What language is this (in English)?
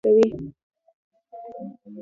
Pashto